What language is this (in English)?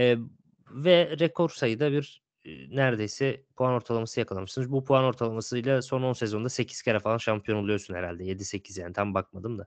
Turkish